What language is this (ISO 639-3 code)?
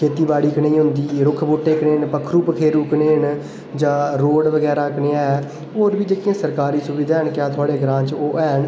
doi